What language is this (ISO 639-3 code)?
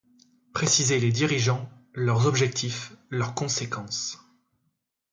fra